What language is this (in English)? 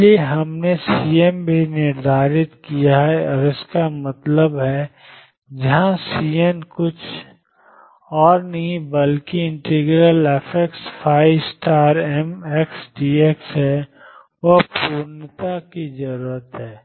Hindi